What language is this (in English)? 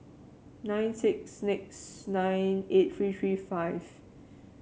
English